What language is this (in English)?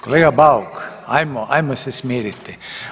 Croatian